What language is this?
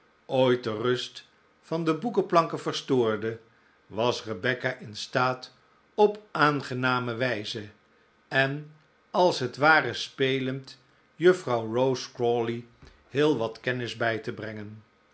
Dutch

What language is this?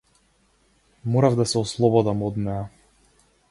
Macedonian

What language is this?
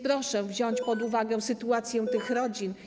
Polish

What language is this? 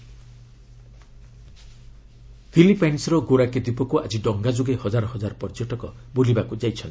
Odia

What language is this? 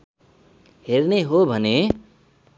Nepali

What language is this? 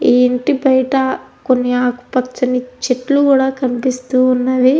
Telugu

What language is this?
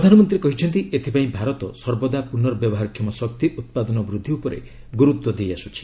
Odia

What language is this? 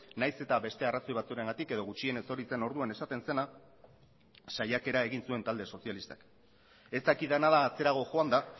Basque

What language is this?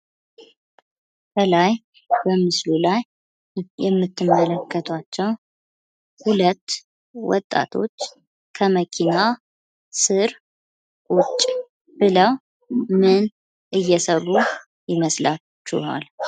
Amharic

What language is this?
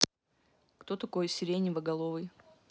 Russian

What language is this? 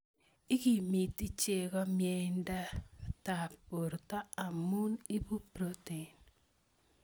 Kalenjin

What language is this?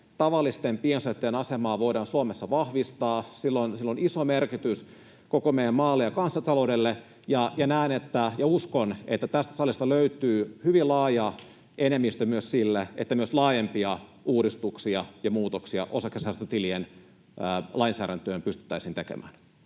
Finnish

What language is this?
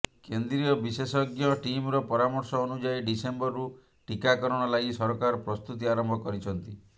Odia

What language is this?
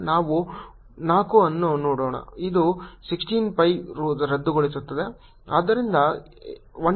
Kannada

